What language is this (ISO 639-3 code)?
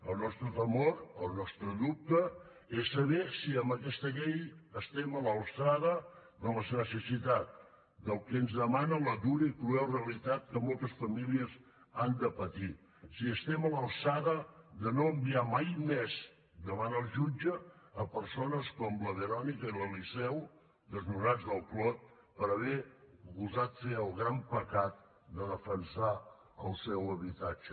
cat